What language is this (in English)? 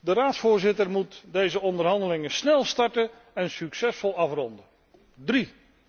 Dutch